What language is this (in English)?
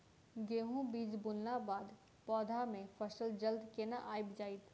Maithili